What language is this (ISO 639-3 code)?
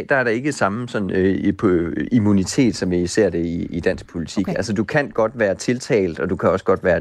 dan